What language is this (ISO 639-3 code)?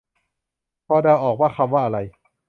tha